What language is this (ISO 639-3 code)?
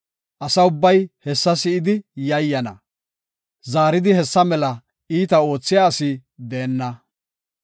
gof